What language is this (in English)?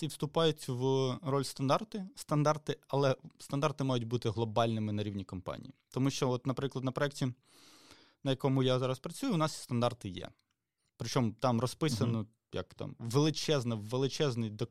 Ukrainian